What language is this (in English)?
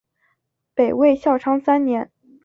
Chinese